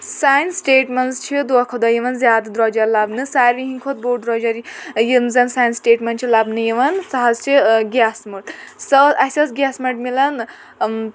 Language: Kashmiri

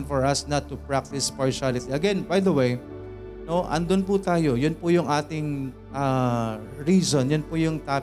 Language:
Filipino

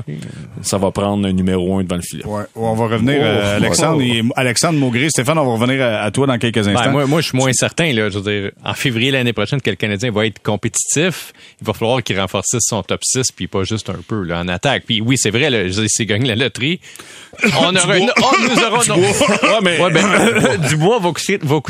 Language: French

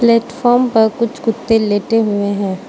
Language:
Hindi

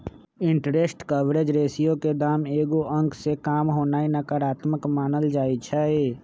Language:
Magahi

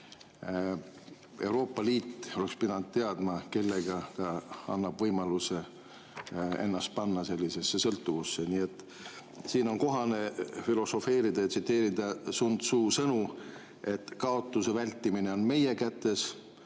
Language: Estonian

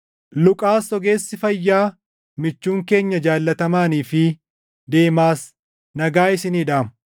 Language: Oromo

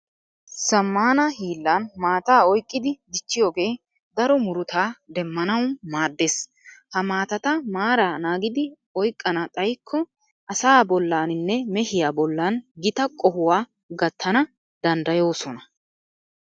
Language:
Wolaytta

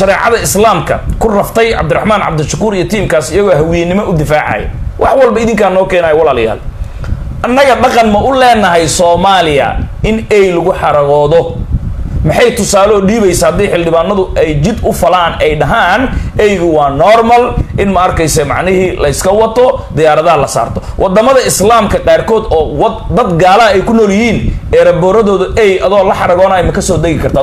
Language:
Arabic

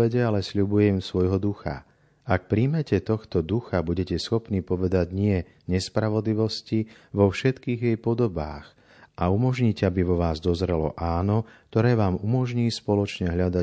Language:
Slovak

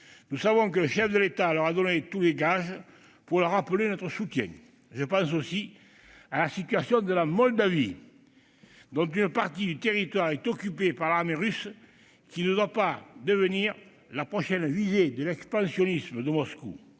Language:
French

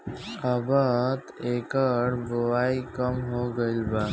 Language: Bhojpuri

